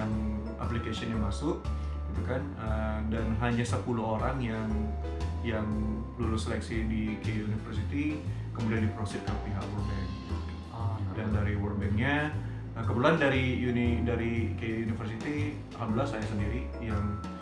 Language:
Indonesian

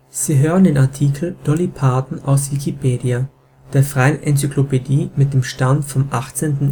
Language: German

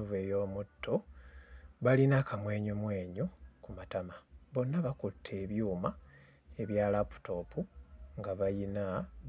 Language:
Ganda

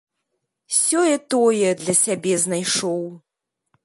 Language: Belarusian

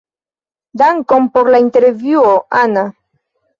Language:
Esperanto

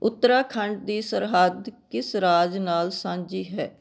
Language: Punjabi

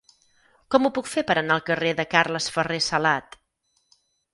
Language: Catalan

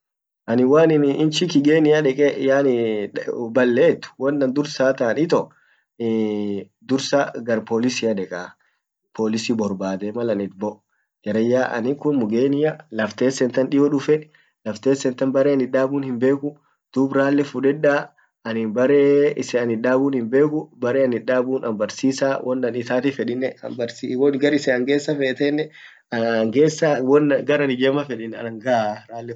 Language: Orma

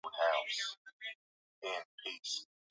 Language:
Swahili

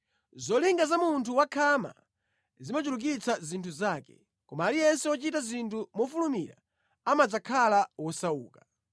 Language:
Nyanja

